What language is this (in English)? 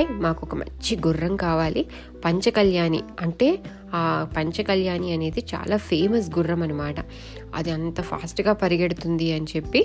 Telugu